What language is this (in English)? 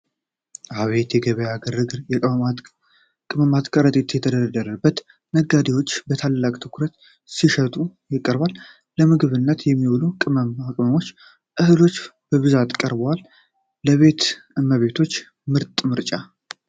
Amharic